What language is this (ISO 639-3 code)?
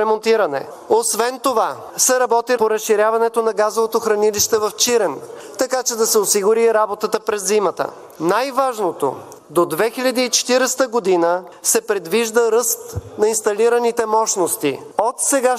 bul